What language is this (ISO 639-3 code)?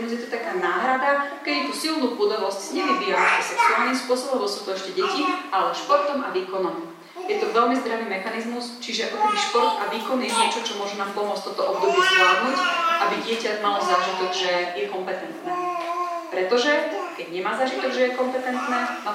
slk